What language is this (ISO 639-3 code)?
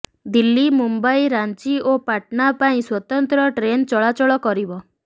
ori